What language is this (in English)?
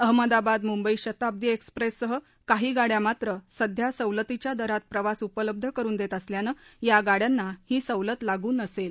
Marathi